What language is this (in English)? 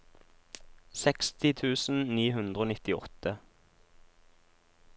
Norwegian